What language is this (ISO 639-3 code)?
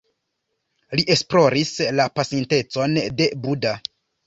epo